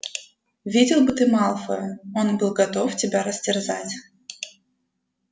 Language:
Russian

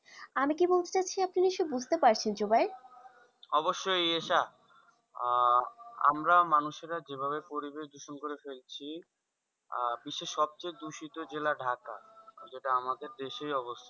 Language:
Bangla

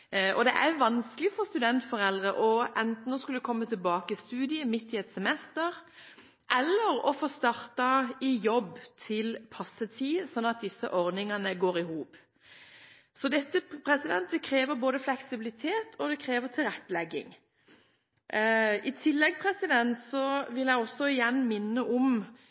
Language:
Norwegian Bokmål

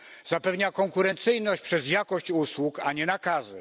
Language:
Polish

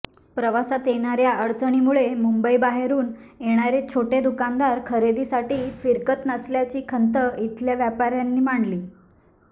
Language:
Marathi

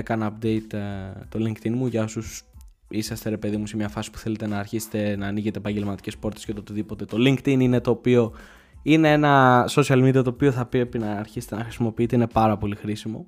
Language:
Greek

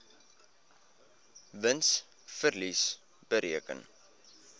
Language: Afrikaans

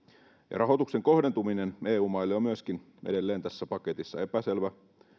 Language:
Finnish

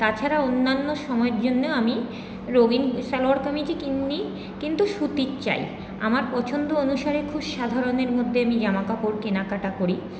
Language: Bangla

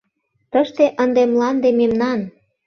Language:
Mari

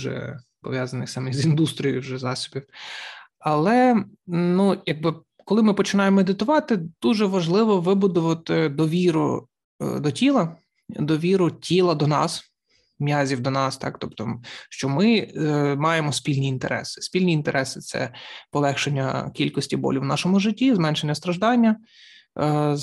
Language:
Ukrainian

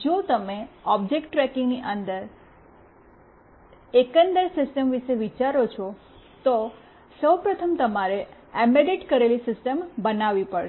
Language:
Gujarati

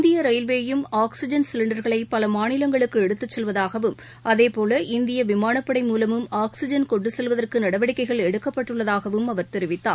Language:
Tamil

